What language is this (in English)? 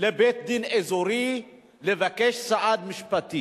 Hebrew